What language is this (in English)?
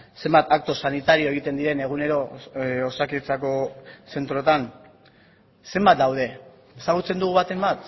Basque